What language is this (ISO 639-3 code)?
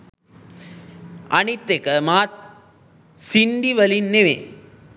sin